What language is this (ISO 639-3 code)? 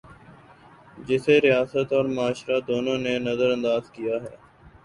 urd